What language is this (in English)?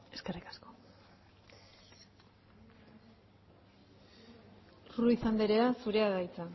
Basque